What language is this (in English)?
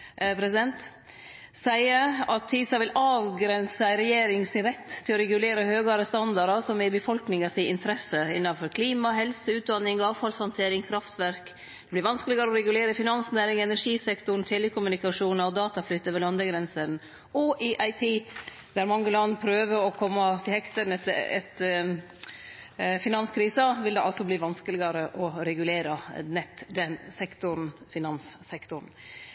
Norwegian Nynorsk